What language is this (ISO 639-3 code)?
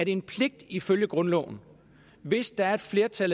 dan